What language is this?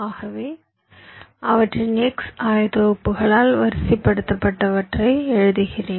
Tamil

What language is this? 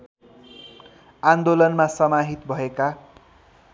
Nepali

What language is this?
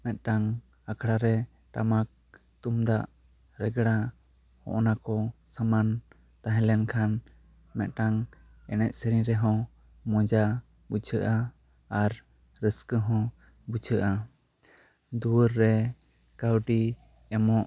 Santali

